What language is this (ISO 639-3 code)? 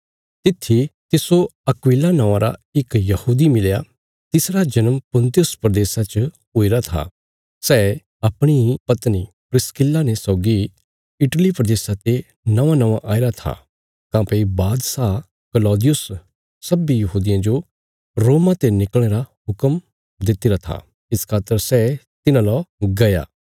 kfs